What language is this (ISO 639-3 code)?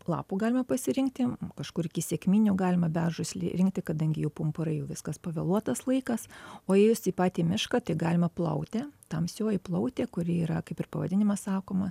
lit